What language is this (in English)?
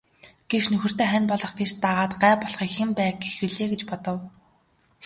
Mongolian